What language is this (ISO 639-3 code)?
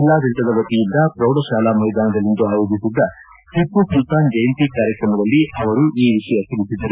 kan